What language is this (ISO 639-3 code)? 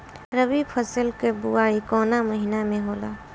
bho